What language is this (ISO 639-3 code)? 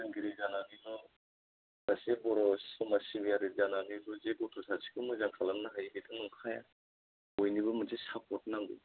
brx